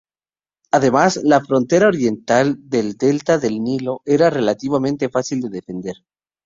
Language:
Spanish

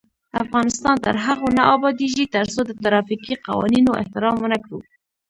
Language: Pashto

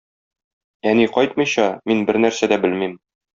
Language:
Tatar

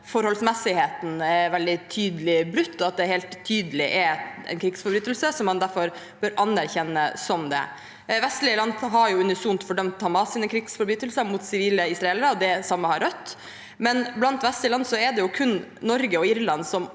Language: Norwegian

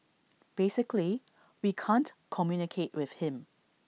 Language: English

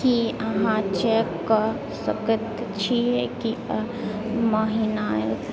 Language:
Maithili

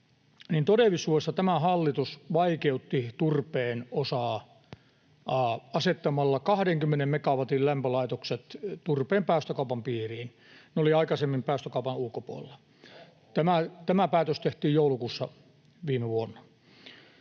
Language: Finnish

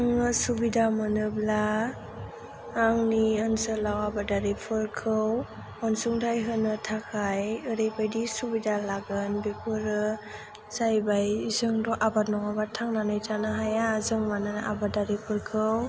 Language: Bodo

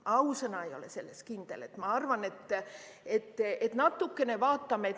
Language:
Estonian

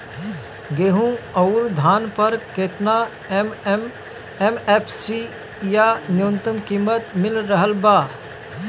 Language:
Bhojpuri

